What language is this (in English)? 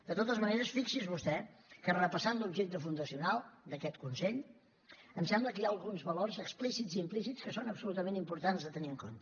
Catalan